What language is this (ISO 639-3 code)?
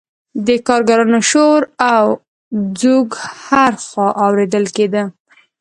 pus